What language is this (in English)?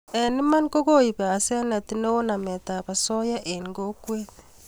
Kalenjin